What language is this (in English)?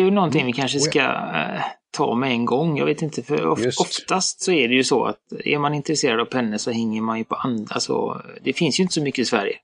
Swedish